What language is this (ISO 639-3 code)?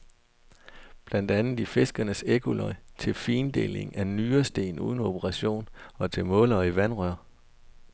dan